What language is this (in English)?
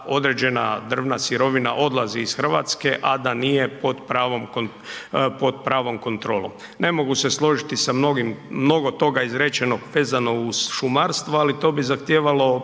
Croatian